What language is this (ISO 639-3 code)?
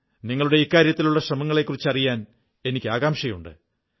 mal